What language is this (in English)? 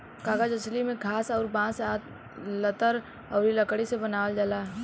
Bhojpuri